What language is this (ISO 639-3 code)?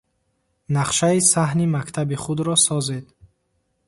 tgk